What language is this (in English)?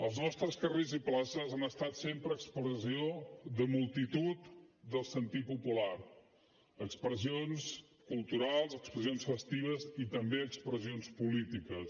Catalan